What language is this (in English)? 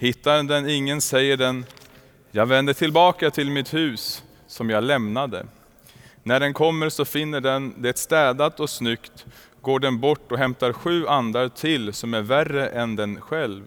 Swedish